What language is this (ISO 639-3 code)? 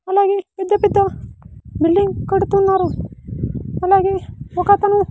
tel